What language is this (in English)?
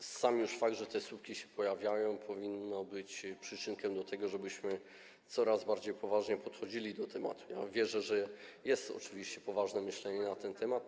Polish